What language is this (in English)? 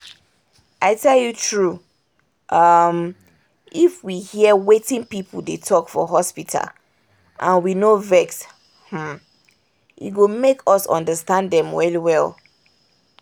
Nigerian Pidgin